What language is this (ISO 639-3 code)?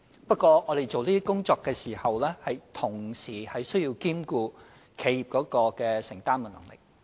yue